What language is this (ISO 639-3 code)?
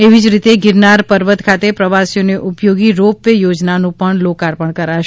guj